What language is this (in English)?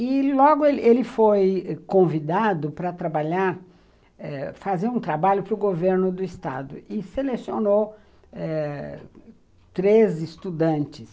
Portuguese